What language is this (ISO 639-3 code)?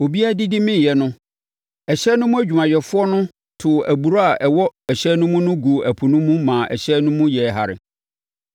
aka